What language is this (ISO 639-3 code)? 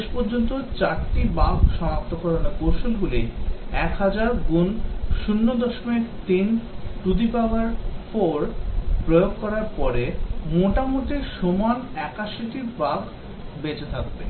ben